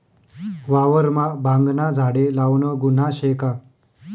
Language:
Marathi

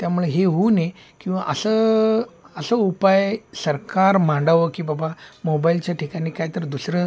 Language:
Marathi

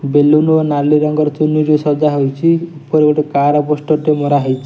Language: Odia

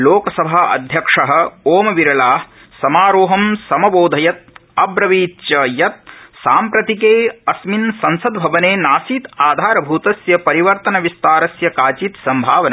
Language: Sanskrit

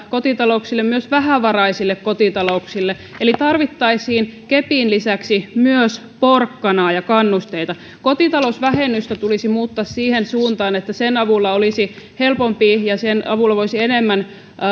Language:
Finnish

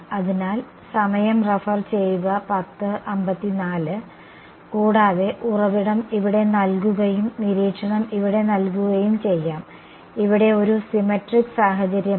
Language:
Malayalam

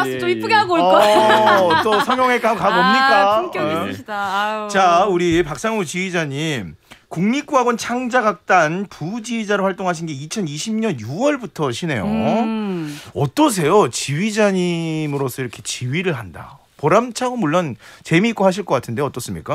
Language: Korean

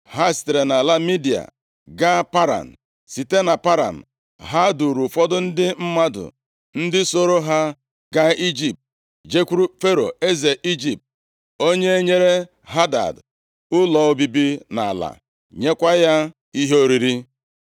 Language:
Igbo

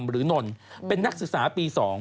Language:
Thai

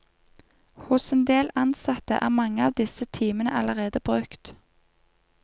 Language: Norwegian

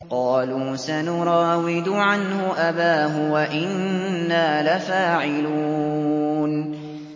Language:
Arabic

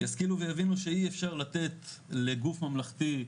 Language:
Hebrew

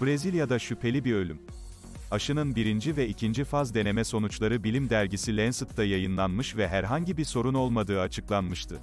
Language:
Turkish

